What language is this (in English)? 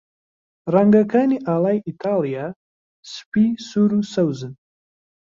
Central Kurdish